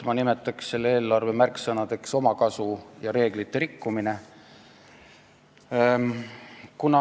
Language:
Estonian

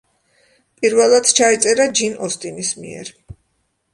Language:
Georgian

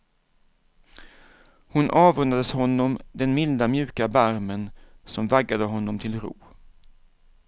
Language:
Swedish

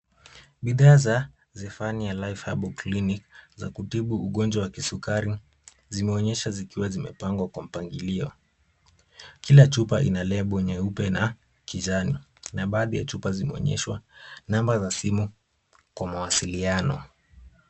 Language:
Swahili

